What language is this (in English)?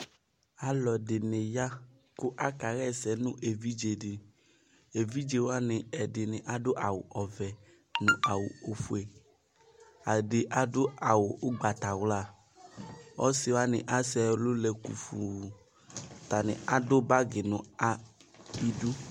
Ikposo